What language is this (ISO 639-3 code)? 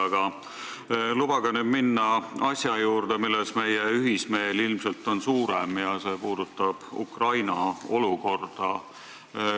est